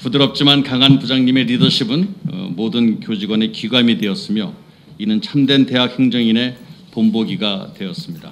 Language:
Korean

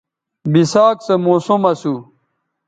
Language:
Bateri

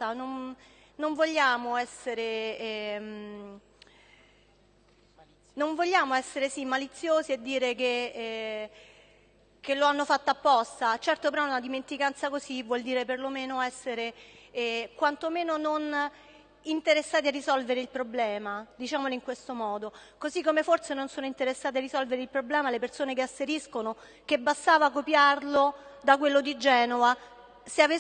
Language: Italian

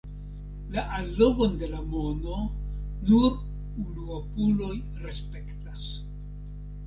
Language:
Esperanto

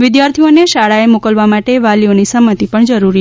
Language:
Gujarati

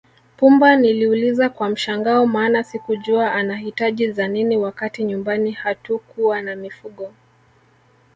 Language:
Swahili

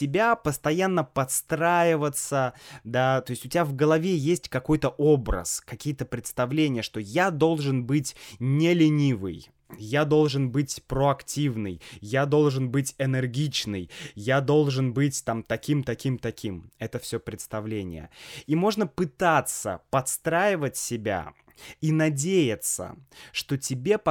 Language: Russian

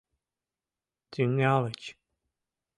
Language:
Mari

